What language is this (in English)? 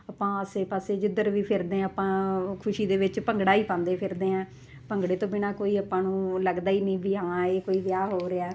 Punjabi